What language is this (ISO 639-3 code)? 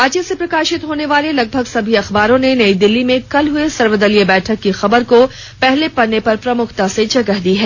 hin